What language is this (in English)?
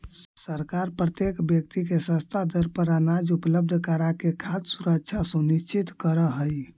Magahi